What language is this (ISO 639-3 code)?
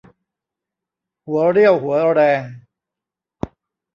tha